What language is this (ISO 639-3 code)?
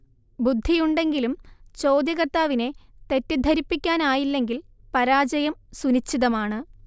mal